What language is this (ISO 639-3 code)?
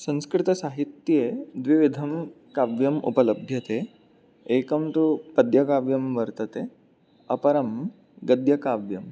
san